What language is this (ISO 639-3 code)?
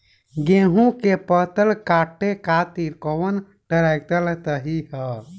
bho